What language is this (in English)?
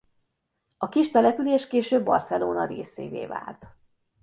Hungarian